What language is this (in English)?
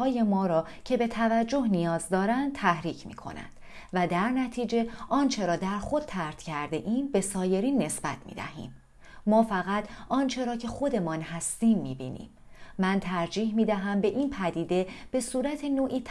Persian